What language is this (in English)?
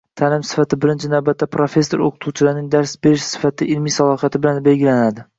Uzbek